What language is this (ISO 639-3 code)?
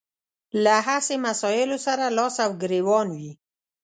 pus